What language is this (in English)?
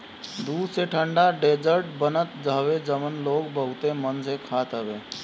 Bhojpuri